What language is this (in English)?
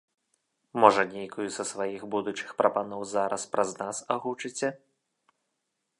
Belarusian